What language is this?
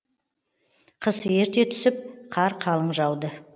Kazakh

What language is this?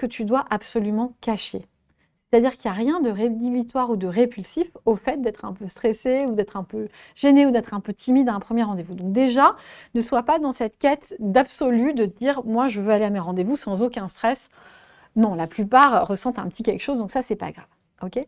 French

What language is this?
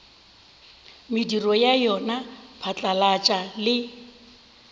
Northern Sotho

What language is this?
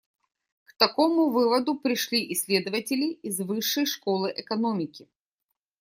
Russian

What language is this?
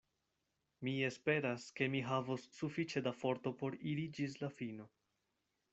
Esperanto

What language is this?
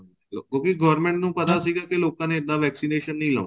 Punjabi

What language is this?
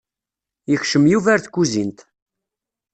Kabyle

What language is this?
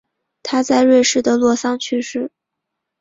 Chinese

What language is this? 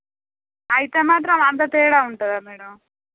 Telugu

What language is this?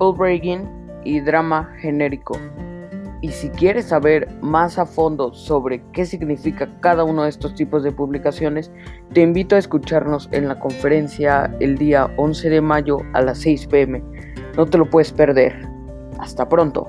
Spanish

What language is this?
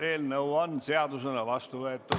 Estonian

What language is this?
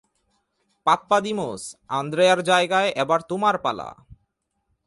Bangla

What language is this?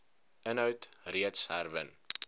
Afrikaans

